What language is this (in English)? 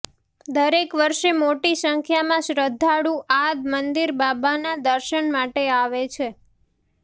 Gujarati